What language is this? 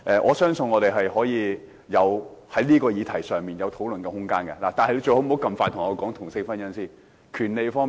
Cantonese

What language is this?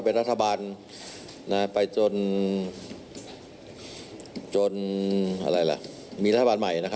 Thai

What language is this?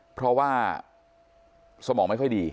Thai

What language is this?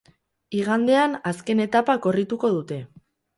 Basque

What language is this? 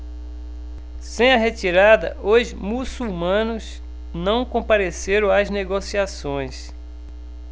Portuguese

